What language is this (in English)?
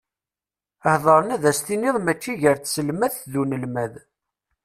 Kabyle